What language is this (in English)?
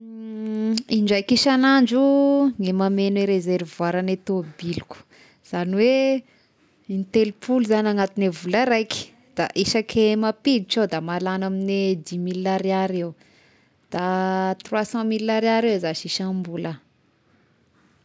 Tesaka Malagasy